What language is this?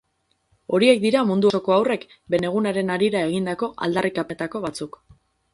Basque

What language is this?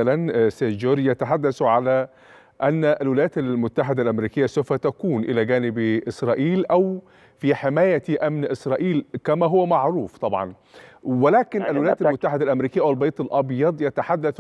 Arabic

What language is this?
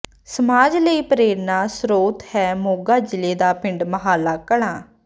Punjabi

